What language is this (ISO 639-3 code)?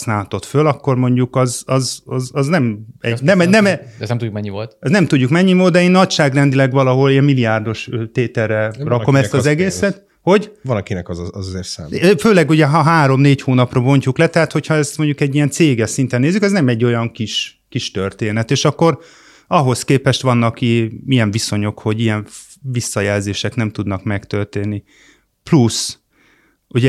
hun